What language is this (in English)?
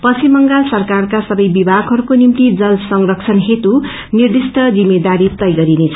Nepali